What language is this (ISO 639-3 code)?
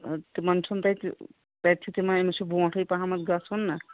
kas